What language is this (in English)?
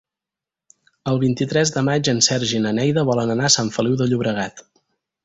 Catalan